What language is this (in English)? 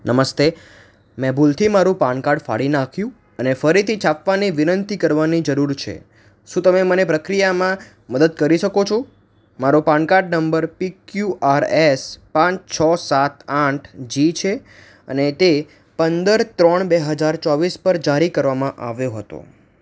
Gujarati